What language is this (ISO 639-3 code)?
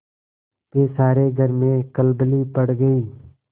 hin